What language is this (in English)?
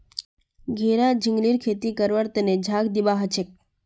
Magahi